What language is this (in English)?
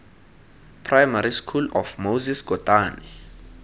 Tswana